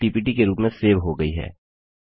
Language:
Hindi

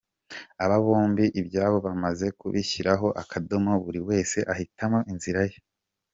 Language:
Kinyarwanda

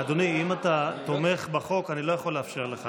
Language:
Hebrew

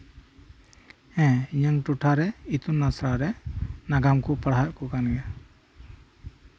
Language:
Santali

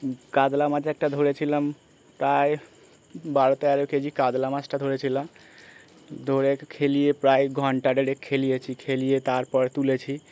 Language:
Bangla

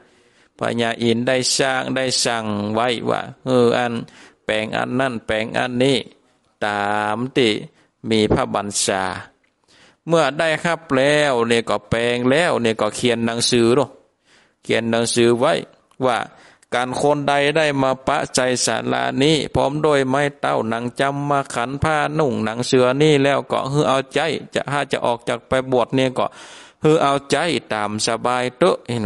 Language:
Thai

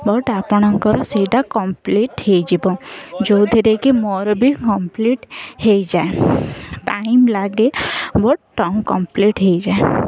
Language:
Odia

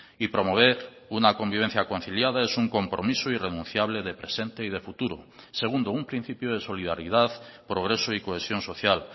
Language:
Spanish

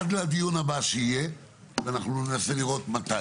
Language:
Hebrew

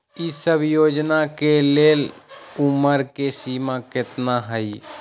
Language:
Magahi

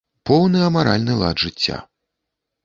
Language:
Belarusian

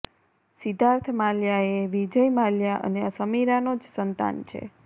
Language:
Gujarati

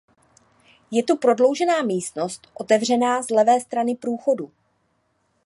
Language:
Czech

